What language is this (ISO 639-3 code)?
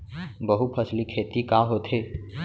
hne